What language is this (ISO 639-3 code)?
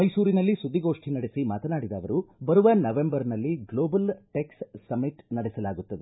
kan